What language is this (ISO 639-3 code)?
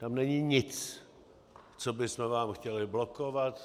ces